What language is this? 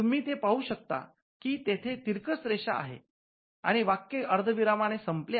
Marathi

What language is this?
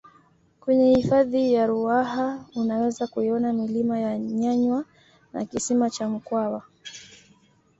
Swahili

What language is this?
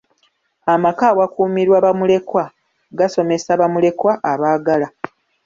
Ganda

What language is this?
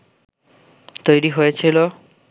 Bangla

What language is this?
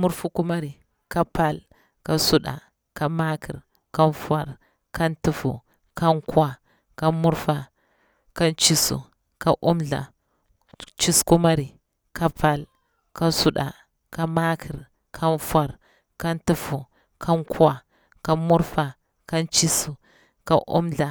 Bura-Pabir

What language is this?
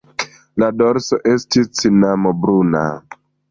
Esperanto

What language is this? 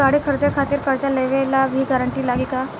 Bhojpuri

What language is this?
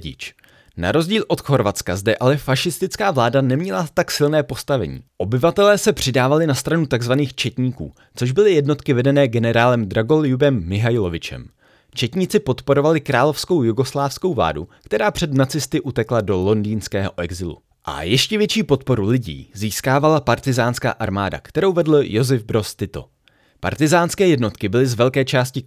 Czech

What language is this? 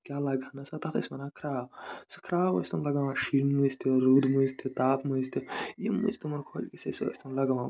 Kashmiri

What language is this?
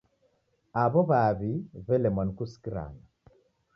Taita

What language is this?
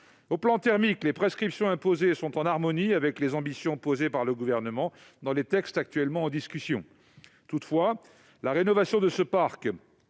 French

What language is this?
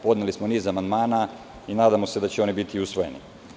Serbian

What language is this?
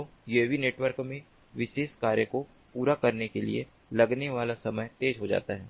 Hindi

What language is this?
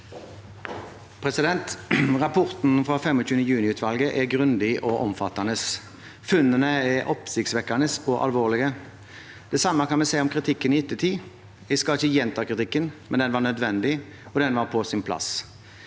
Norwegian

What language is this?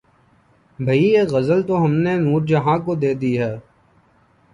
Urdu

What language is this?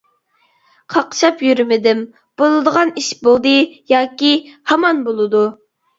Uyghur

